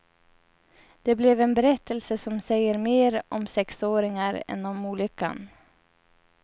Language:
Swedish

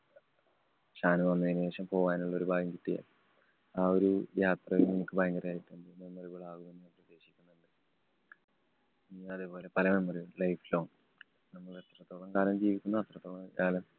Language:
Malayalam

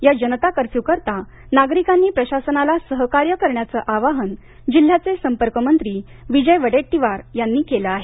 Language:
Marathi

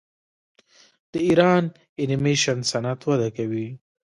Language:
Pashto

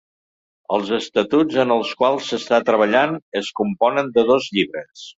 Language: Catalan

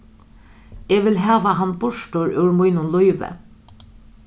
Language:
Faroese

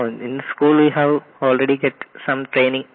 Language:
Hindi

